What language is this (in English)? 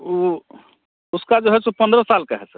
Hindi